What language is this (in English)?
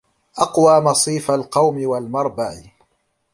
Arabic